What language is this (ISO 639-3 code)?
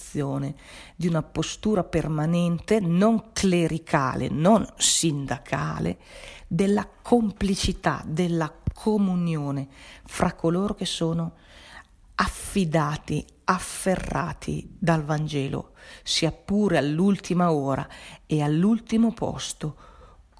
ita